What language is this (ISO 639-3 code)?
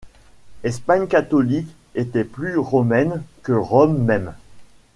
fra